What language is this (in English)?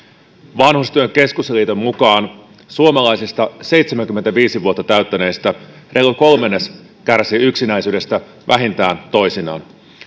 Finnish